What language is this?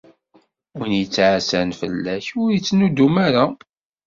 Kabyle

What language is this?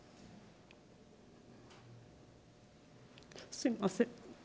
Japanese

